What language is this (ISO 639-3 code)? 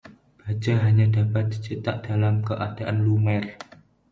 ind